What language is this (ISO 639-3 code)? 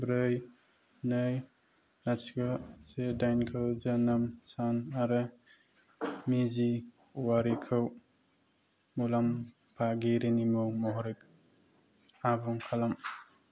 brx